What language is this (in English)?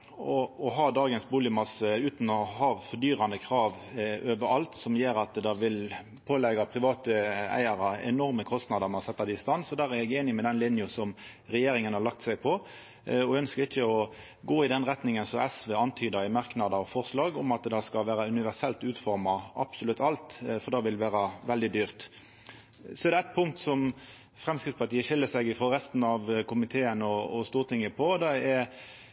Norwegian Nynorsk